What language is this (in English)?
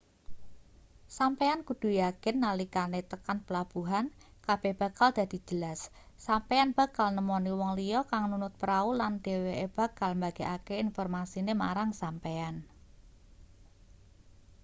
Javanese